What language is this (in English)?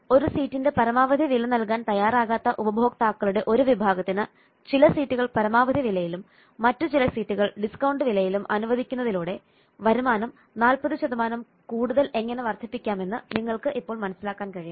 Malayalam